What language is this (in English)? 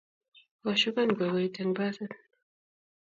Kalenjin